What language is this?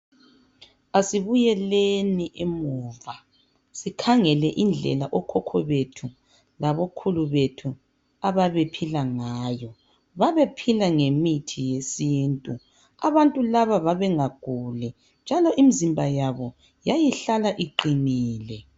North Ndebele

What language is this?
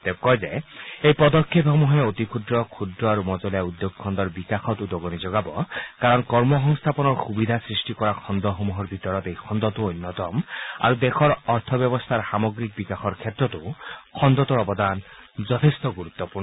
Assamese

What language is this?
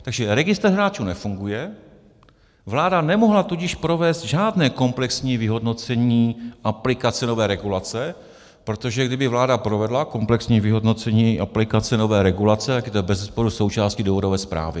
Czech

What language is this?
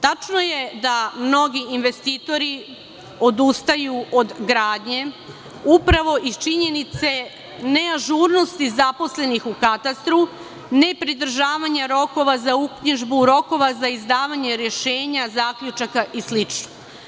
Serbian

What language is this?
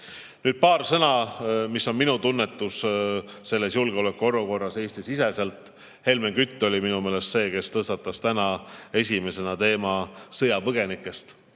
Estonian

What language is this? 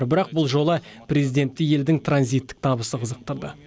Kazakh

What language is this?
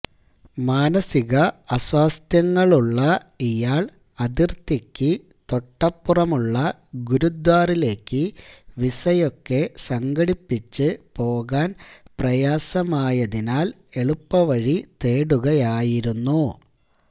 Malayalam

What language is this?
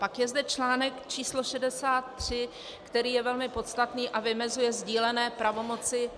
Czech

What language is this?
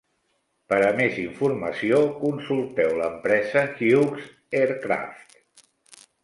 Catalan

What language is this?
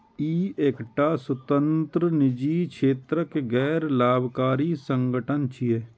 Maithili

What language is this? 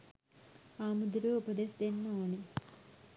Sinhala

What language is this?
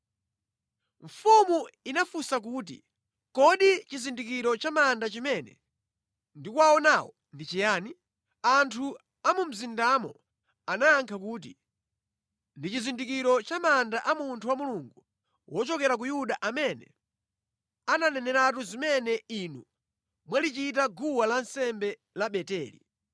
Nyanja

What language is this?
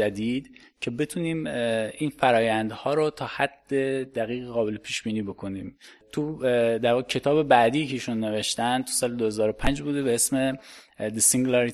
Persian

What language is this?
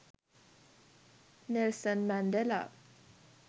Sinhala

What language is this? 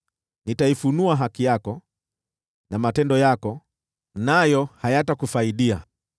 Swahili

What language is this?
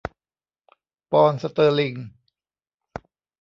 Thai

